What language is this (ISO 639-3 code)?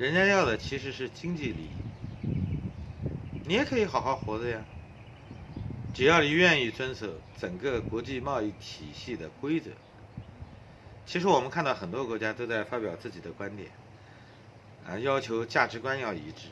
zho